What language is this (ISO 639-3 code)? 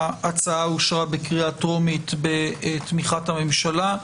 heb